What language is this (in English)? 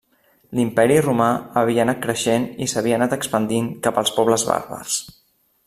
Catalan